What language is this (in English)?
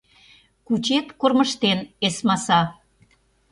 Mari